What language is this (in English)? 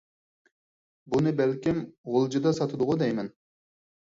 Uyghur